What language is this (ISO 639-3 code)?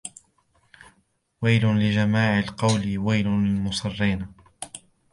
ara